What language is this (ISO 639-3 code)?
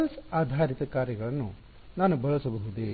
kan